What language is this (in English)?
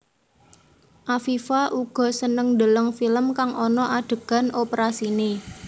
Javanese